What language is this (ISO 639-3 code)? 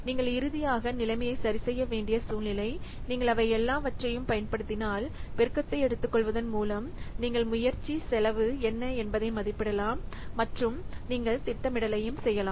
tam